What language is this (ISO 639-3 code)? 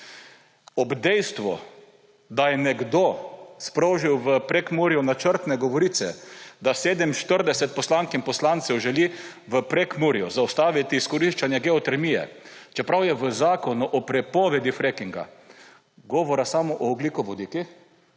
slv